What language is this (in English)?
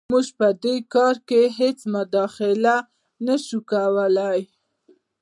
Pashto